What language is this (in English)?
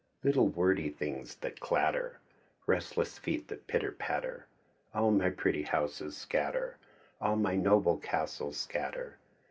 English